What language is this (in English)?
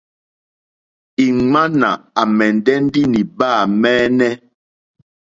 Mokpwe